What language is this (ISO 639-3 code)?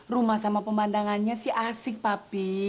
ind